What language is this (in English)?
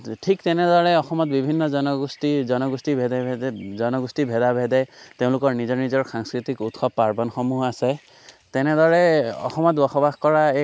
Assamese